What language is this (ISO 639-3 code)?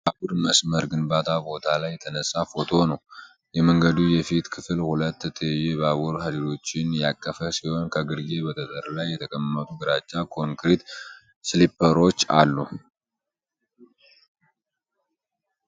amh